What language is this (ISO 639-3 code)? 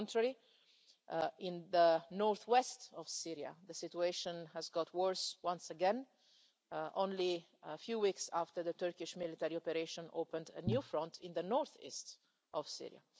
eng